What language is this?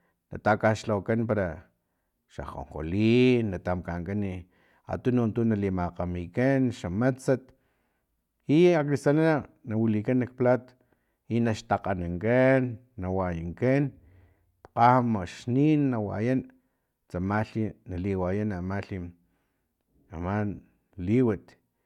Filomena Mata-Coahuitlán Totonac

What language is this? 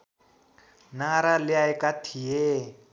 Nepali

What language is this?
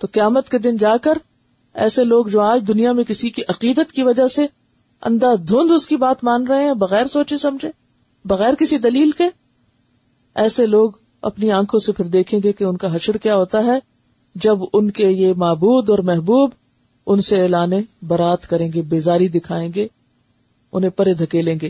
Urdu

